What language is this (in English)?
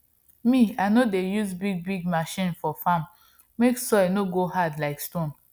Nigerian Pidgin